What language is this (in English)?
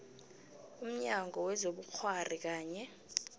South Ndebele